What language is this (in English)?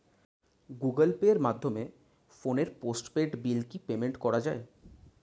Bangla